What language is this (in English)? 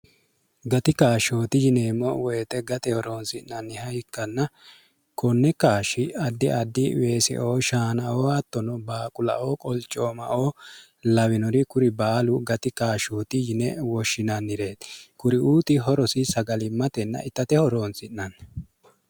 Sidamo